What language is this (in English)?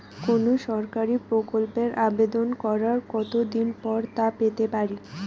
Bangla